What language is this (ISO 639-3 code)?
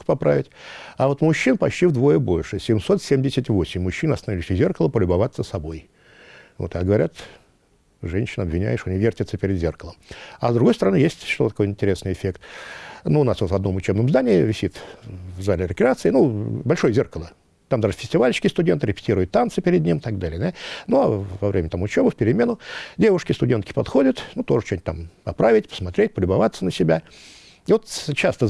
rus